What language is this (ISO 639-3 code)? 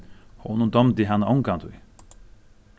fao